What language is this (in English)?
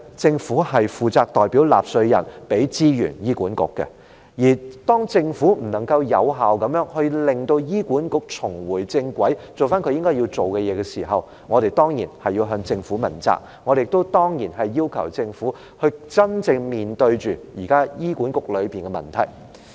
Cantonese